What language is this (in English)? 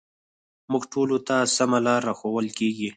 Pashto